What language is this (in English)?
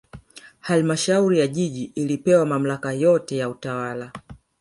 Swahili